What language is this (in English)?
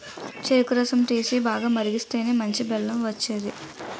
Telugu